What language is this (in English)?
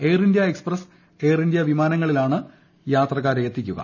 Malayalam